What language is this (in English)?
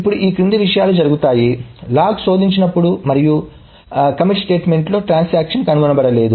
Telugu